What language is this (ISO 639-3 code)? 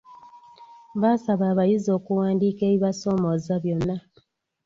lug